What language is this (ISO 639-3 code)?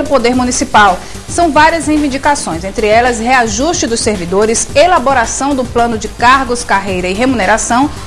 por